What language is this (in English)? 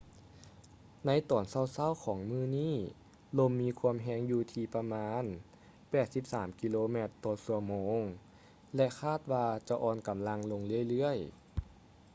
Lao